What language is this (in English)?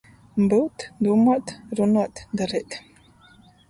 Latgalian